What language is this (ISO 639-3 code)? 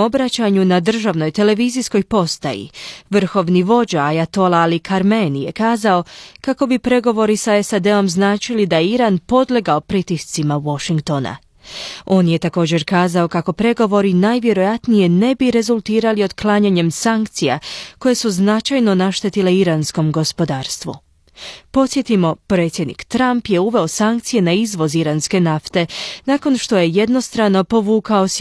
hrv